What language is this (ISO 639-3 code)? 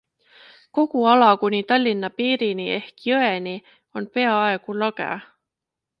est